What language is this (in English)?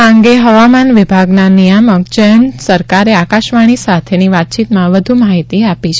Gujarati